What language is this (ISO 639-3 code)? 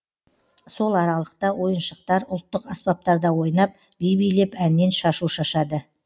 kaz